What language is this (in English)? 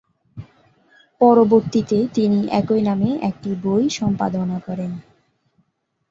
Bangla